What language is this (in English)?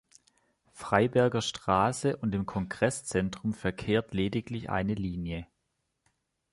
German